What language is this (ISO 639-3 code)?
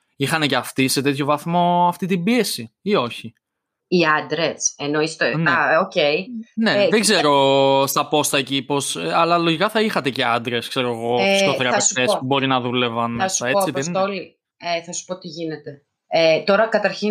ell